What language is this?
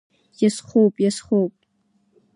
Abkhazian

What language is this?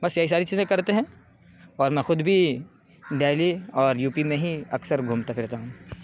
Urdu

